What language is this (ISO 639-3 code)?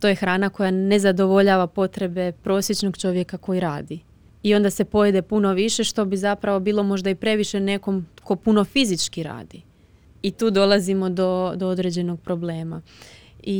hrv